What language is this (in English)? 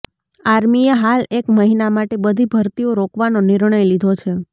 Gujarati